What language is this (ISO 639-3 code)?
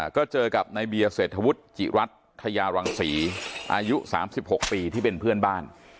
tha